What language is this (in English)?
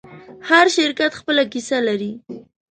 Pashto